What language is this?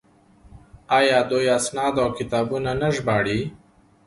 Pashto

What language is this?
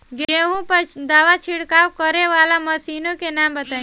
Bhojpuri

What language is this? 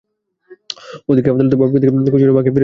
Bangla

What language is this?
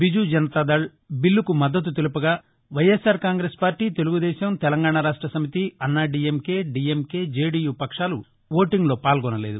Telugu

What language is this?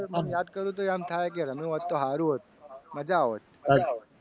Gujarati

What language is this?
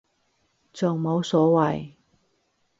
Cantonese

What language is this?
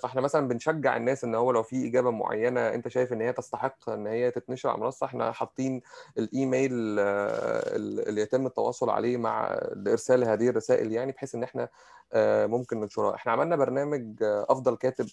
Arabic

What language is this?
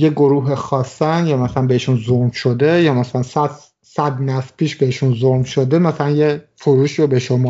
Persian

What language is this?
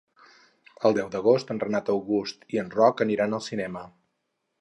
Catalan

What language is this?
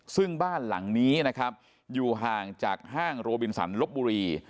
Thai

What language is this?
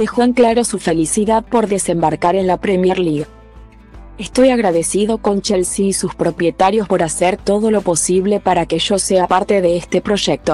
Spanish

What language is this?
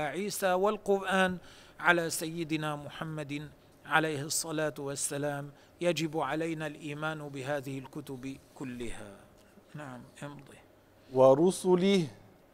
Arabic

